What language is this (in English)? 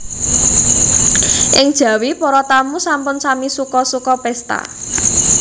Javanese